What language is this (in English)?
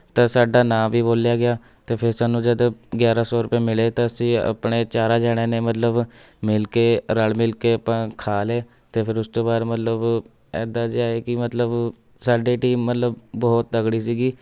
Punjabi